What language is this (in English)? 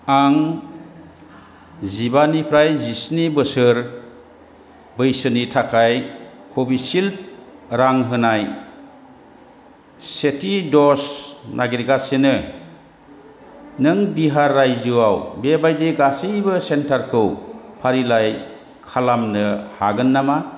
Bodo